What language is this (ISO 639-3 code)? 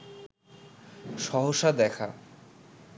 ben